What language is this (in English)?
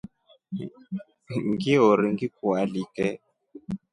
Rombo